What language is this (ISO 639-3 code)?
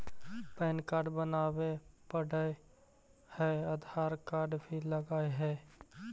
mag